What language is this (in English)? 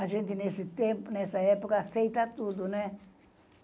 Portuguese